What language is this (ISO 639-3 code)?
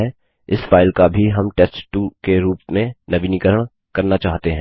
hin